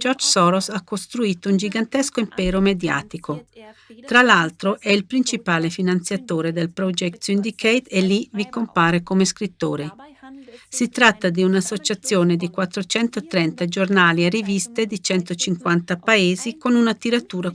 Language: Italian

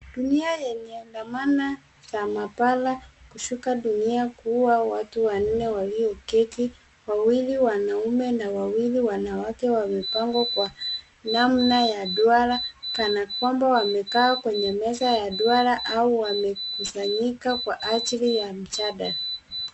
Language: Swahili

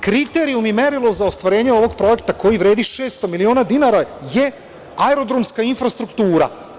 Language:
Serbian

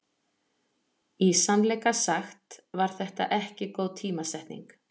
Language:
Icelandic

